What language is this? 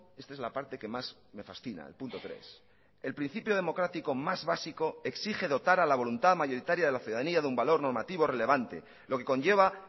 Spanish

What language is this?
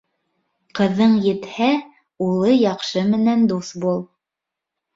Bashkir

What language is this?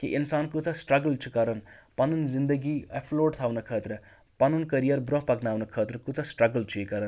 Kashmiri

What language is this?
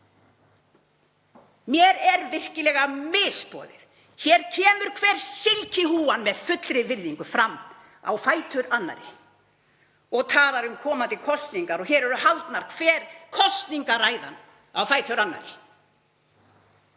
Icelandic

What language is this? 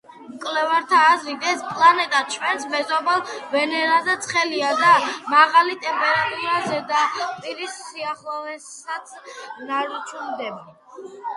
Georgian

